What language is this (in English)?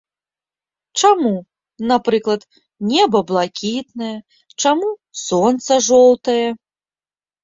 Belarusian